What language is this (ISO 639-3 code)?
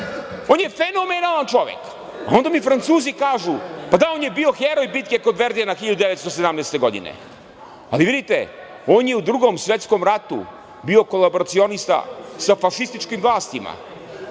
srp